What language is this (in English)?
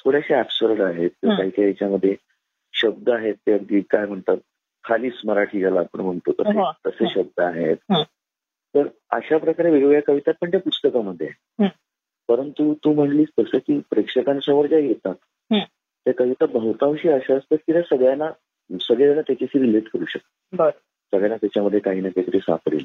Marathi